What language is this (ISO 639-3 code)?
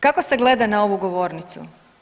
hrv